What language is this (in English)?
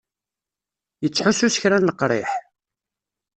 Kabyle